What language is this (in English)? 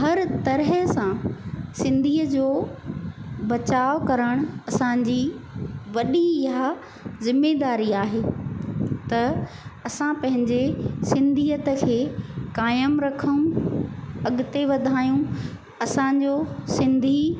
Sindhi